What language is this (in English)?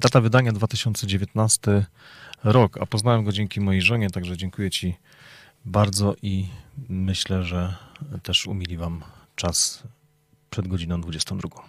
Polish